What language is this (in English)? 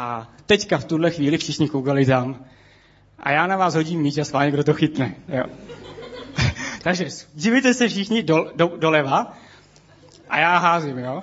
Czech